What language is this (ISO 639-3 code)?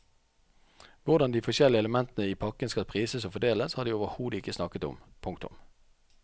nor